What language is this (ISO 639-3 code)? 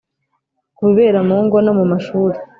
kin